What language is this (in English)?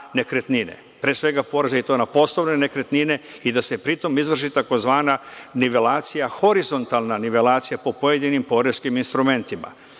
Serbian